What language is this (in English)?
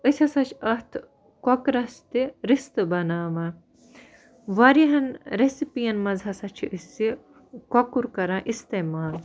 Kashmiri